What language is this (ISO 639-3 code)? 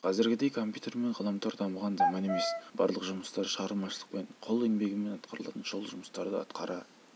kaz